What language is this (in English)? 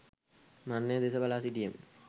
Sinhala